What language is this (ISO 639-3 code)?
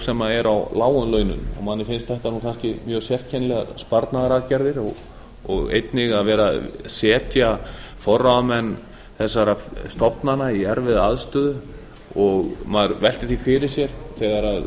isl